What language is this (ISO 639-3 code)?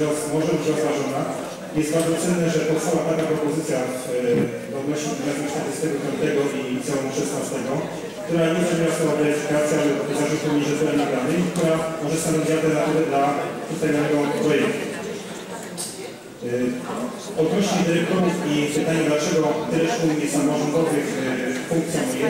pol